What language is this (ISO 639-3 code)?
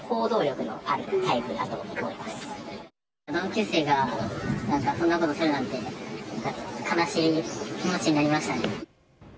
jpn